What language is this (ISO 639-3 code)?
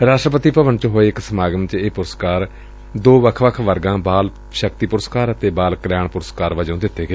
pan